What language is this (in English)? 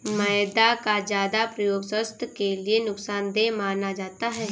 Hindi